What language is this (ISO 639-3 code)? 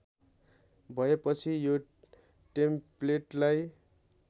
nep